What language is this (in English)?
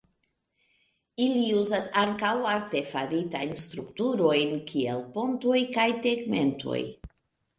Esperanto